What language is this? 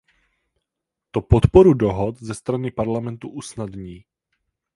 Czech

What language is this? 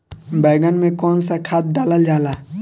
Bhojpuri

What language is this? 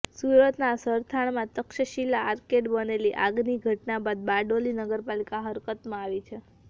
Gujarati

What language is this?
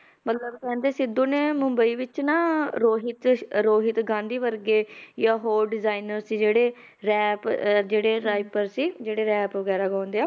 Punjabi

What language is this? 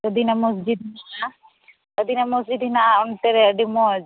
Santali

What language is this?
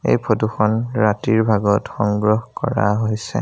Assamese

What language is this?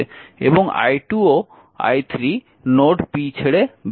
Bangla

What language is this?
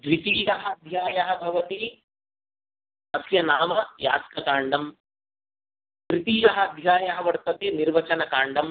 Sanskrit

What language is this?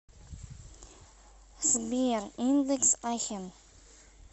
Russian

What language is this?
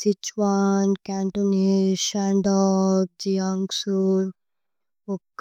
Tulu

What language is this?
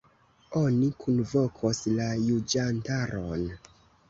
Esperanto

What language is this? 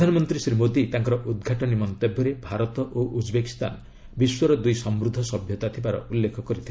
Odia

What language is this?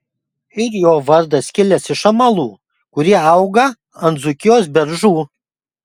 Lithuanian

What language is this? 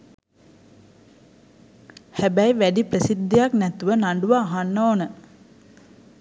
Sinhala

